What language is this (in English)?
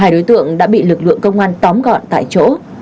Vietnamese